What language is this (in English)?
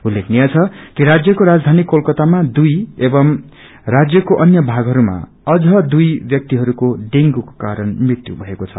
Nepali